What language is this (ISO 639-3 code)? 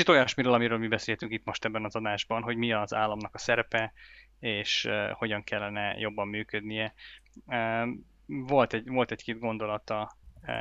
hun